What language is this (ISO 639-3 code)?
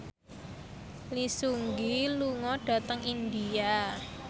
jav